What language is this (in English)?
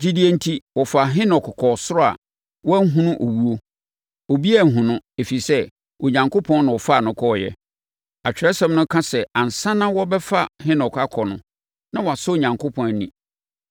Akan